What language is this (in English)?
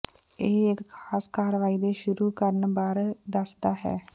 Punjabi